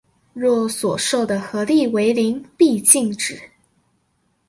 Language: Chinese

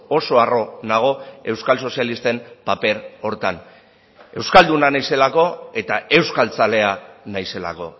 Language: Basque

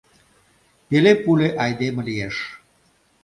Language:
Mari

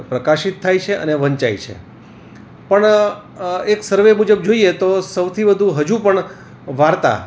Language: Gujarati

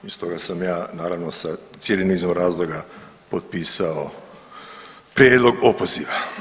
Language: Croatian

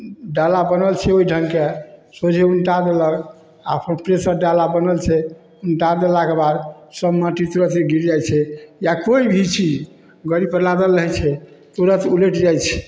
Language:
Maithili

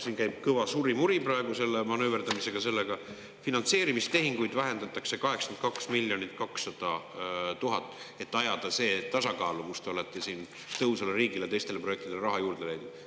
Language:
Estonian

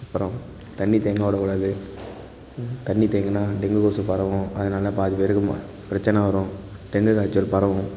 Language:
Tamil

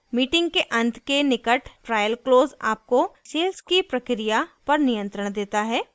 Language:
Hindi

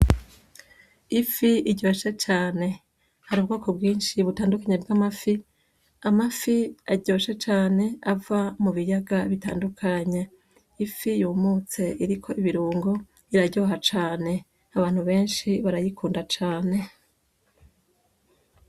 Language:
Rundi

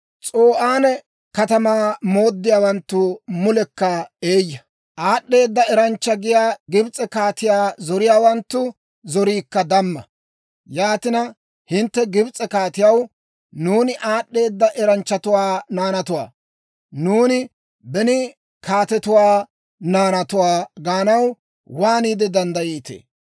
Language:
Dawro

